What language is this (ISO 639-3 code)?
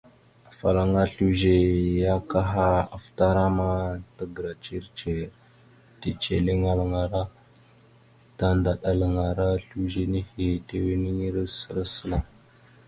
mxu